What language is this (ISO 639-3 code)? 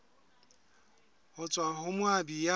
sot